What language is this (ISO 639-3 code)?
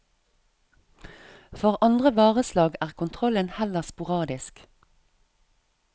nor